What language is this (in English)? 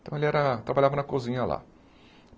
Portuguese